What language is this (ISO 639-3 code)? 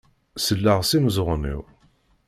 kab